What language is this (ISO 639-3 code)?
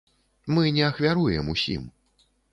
bel